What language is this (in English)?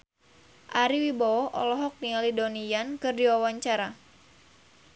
Sundanese